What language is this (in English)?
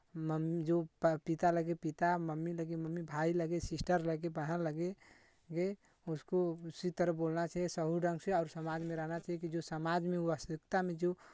Hindi